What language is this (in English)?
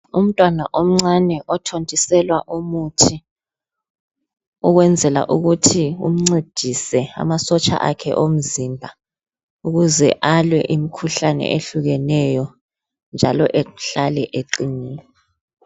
North Ndebele